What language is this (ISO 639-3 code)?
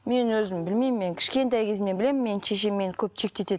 kaz